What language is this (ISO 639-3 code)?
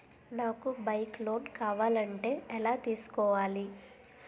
tel